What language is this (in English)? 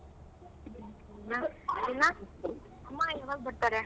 Kannada